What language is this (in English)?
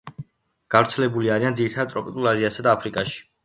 Georgian